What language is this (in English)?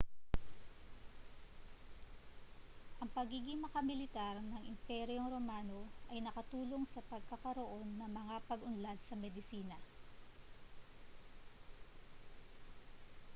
Filipino